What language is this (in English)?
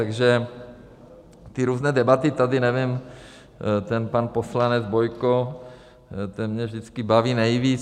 Czech